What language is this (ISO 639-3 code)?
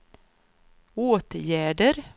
swe